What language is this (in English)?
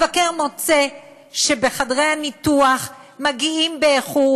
Hebrew